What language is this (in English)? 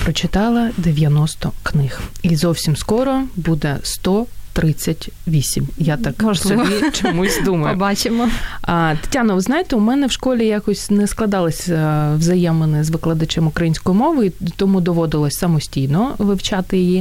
Ukrainian